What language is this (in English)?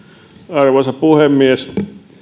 Finnish